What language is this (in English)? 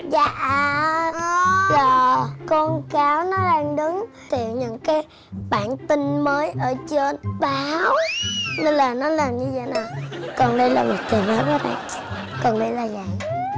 Vietnamese